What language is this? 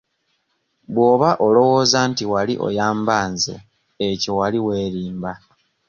Ganda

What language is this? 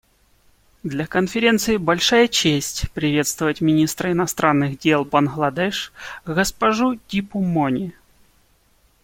Russian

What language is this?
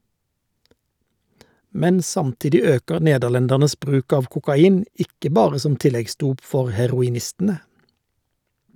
Norwegian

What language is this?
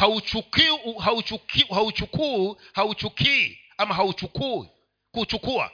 Swahili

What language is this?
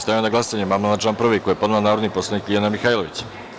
Serbian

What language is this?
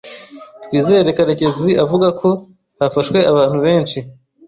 Kinyarwanda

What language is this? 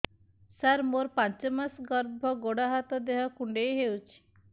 Odia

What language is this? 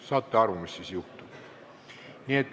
Estonian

